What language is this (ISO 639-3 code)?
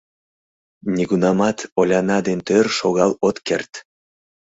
chm